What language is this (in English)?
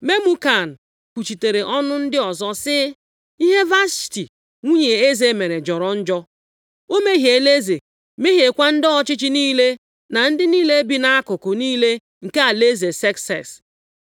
Igbo